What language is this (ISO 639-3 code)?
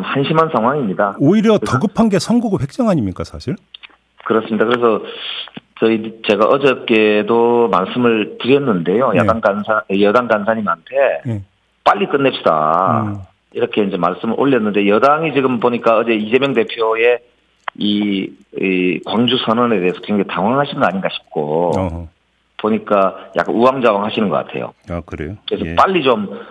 kor